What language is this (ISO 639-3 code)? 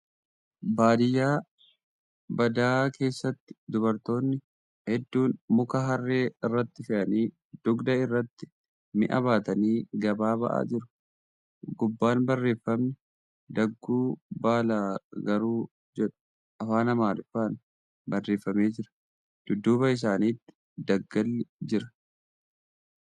orm